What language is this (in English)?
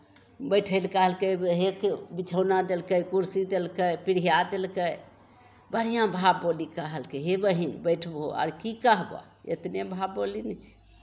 Maithili